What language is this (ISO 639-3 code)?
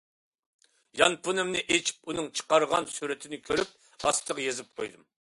uig